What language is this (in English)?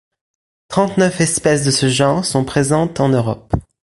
French